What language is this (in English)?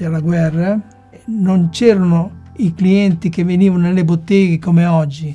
Italian